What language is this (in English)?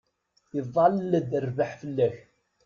Kabyle